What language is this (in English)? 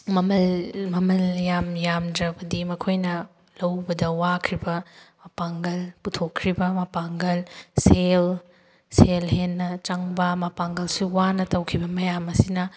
Manipuri